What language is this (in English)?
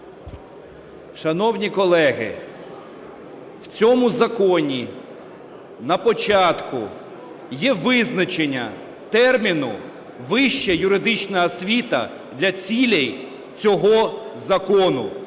Ukrainian